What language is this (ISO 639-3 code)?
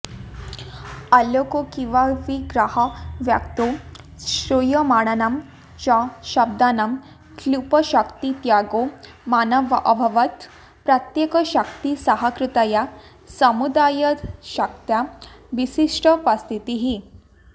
san